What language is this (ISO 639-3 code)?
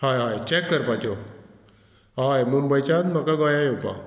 kok